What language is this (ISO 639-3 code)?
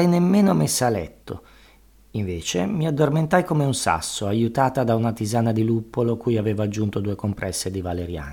ita